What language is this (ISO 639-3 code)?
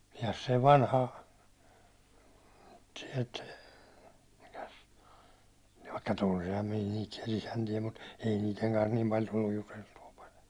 fin